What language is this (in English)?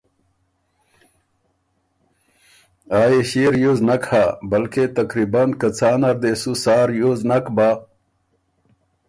Ormuri